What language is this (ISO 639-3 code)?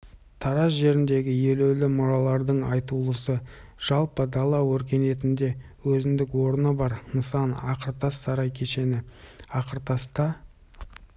kaz